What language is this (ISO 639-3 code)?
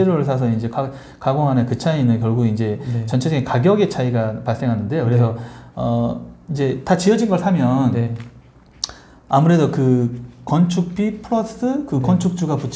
kor